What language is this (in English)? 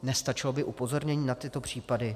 Czech